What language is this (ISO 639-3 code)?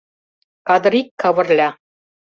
chm